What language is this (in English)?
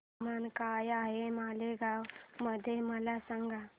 Marathi